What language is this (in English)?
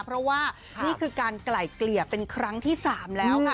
Thai